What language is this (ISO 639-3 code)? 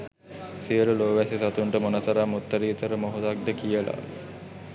sin